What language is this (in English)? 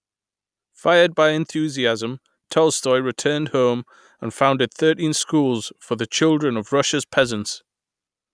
English